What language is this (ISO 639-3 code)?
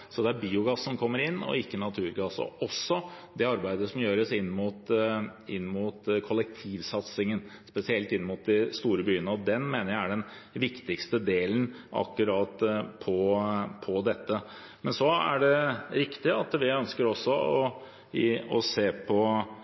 nob